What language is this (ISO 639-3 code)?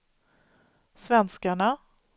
swe